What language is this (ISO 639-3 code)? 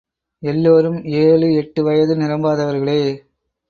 tam